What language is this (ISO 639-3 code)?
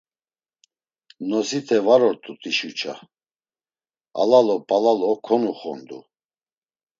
lzz